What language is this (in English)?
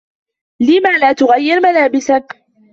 Arabic